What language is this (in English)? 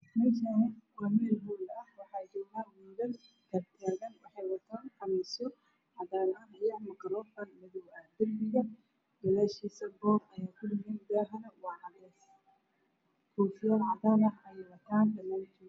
Somali